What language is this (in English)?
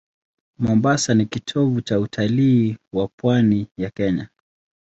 Swahili